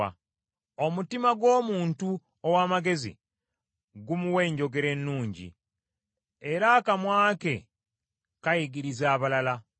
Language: Ganda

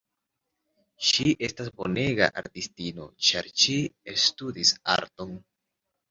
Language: Esperanto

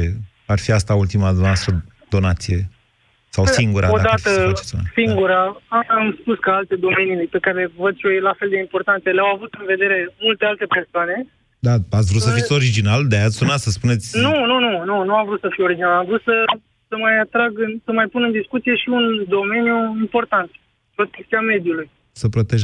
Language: Romanian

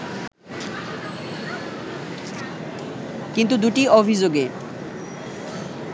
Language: Bangla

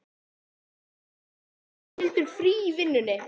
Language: Icelandic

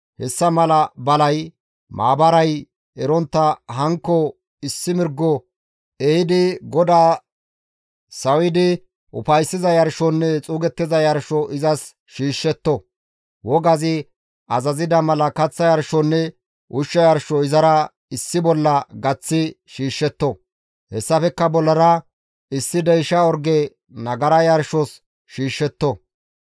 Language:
Gamo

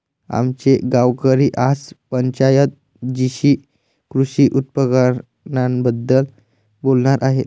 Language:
Marathi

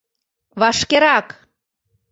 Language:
Mari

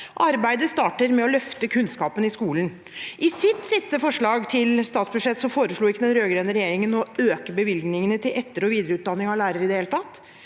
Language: Norwegian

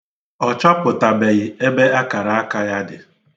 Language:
Igbo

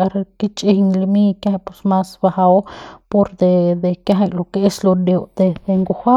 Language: Central Pame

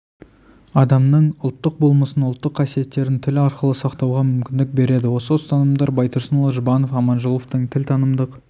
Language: Kazakh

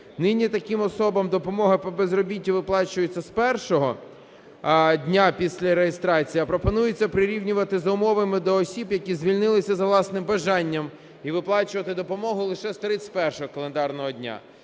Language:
Ukrainian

